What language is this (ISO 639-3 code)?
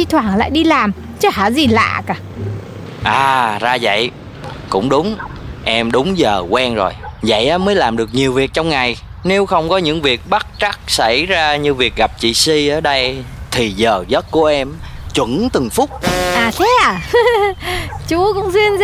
vie